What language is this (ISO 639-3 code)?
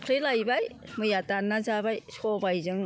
brx